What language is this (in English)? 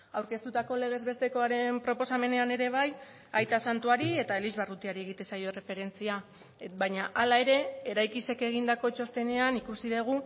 Basque